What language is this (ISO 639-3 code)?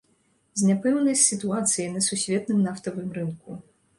bel